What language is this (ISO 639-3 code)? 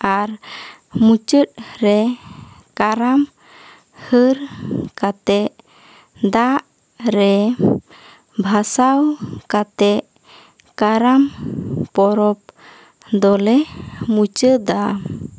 sat